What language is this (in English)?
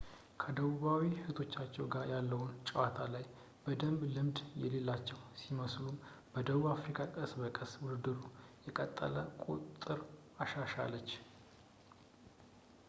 Amharic